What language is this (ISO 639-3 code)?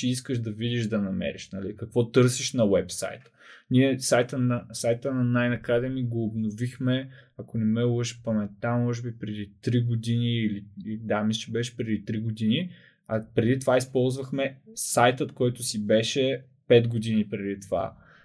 bul